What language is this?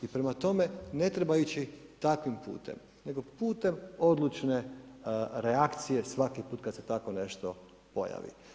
Croatian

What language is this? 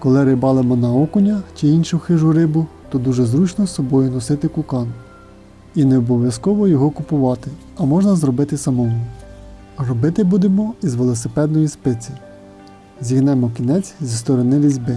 Ukrainian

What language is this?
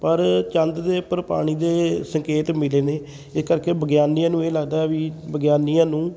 Punjabi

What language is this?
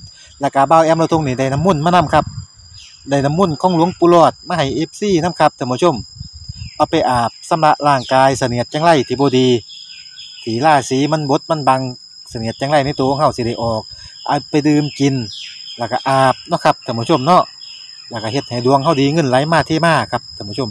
Thai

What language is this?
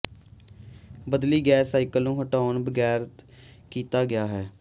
Punjabi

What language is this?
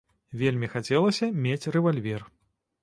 Belarusian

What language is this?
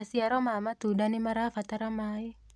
Kikuyu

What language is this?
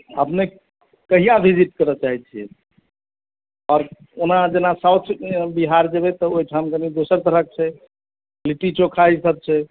Maithili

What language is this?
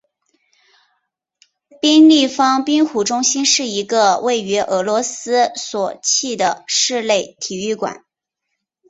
Chinese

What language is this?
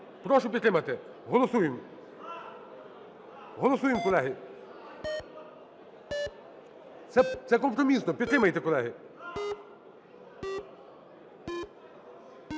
Ukrainian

